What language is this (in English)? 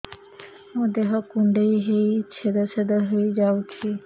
Odia